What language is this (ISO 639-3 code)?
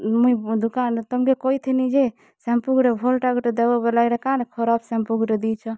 ori